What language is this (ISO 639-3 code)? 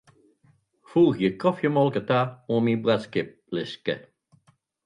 fry